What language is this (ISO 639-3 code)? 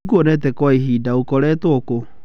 kik